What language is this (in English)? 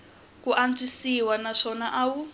Tsonga